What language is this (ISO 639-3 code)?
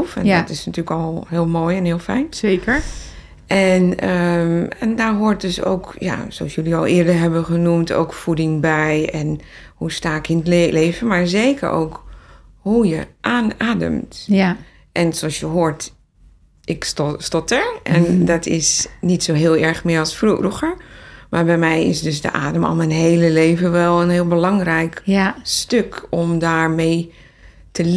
nld